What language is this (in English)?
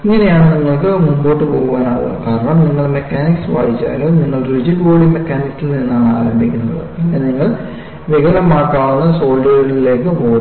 Malayalam